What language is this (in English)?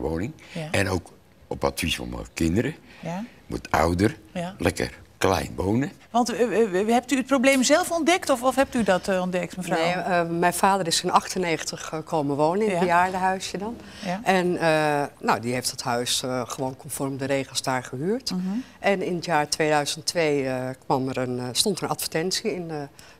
Dutch